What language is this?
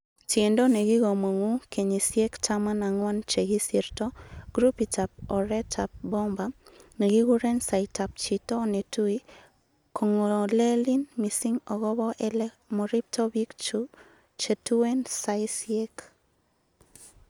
Kalenjin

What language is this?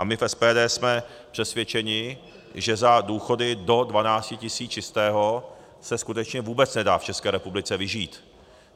Czech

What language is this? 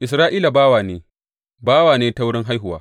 Hausa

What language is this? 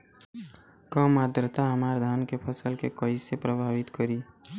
Bhojpuri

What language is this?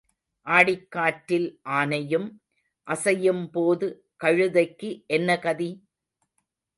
Tamil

